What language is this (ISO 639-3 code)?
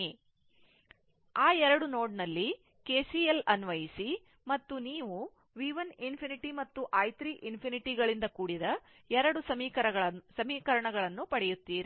kan